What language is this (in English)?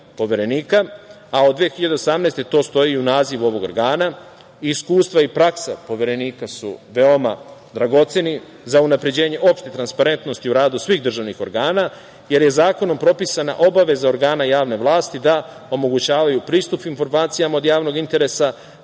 Serbian